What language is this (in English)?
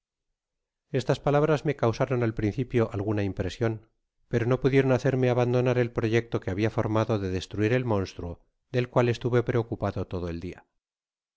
Spanish